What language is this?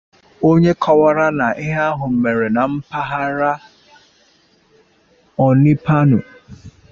Igbo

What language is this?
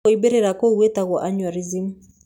Kikuyu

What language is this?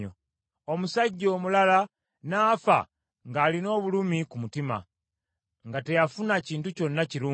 Ganda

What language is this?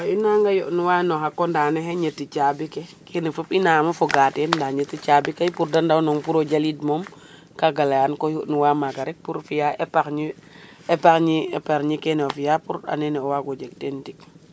Serer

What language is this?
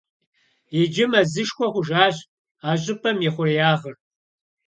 Kabardian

